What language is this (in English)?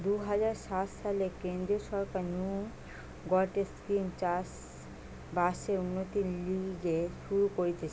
Bangla